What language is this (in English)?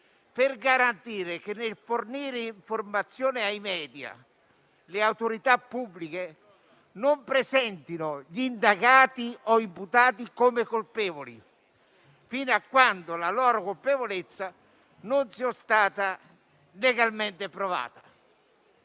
Italian